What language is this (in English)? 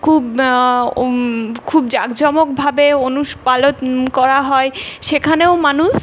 Bangla